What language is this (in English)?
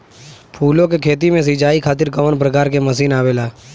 Bhojpuri